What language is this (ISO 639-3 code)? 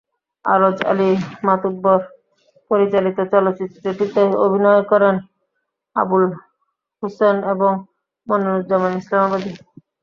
ben